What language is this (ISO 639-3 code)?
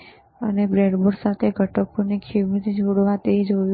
guj